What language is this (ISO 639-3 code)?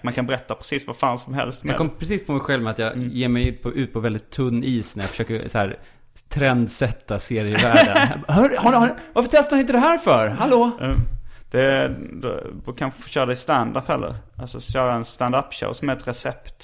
swe